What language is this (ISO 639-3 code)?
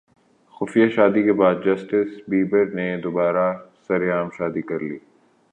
urd